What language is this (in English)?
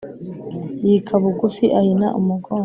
Kinyarwanda